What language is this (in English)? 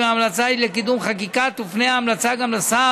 Hebrew